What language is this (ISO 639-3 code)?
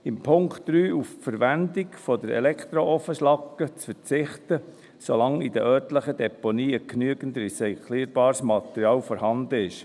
gsw